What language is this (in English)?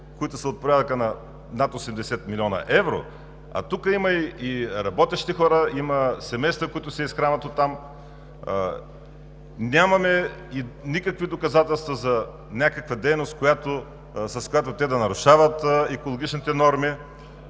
Bulgarian